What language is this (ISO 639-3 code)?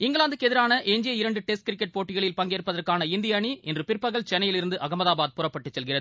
tam